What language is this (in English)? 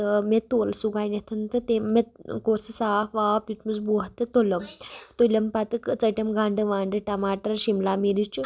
Kashmiri